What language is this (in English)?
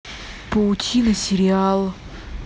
Russian